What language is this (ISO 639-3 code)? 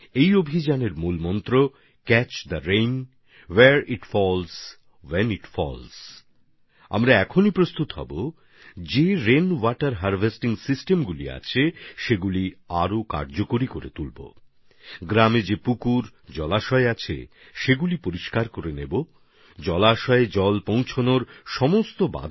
ben